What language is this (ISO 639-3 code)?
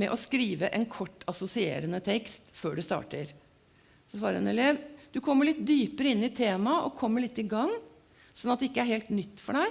nor